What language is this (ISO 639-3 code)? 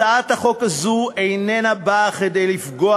heb